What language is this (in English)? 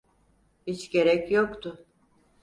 Turkish